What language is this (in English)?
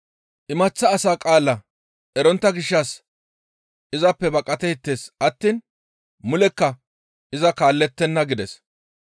Gamo